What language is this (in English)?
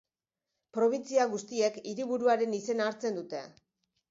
Basque